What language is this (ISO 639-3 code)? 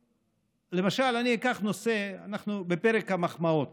heb